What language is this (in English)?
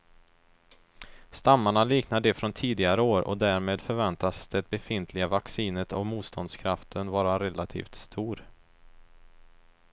Swedish